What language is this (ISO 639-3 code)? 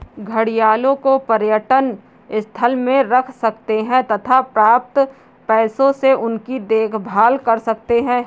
hin